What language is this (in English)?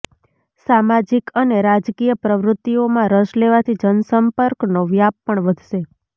Gujarati